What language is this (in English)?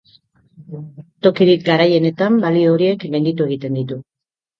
Basque